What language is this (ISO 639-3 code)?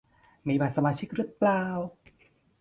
tha